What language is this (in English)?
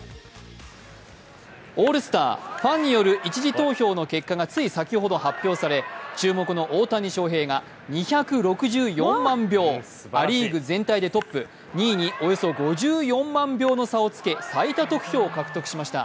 Japanese